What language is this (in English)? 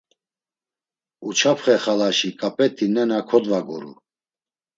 Laz